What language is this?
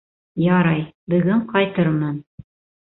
Bashkir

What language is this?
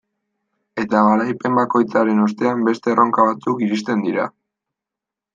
Basque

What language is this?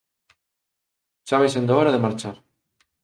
Galician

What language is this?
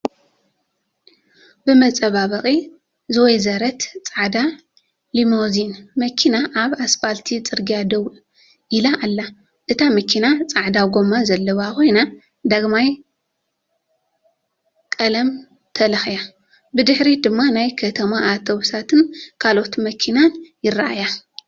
Tigrinya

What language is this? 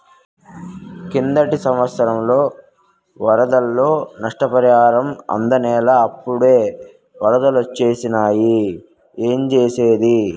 Telugu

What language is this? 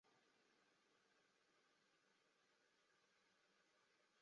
Chinese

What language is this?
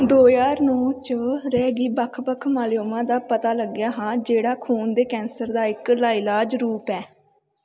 Dogri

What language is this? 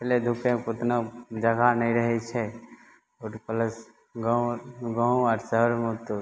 Maithili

